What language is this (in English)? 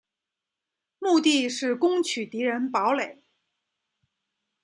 Chinese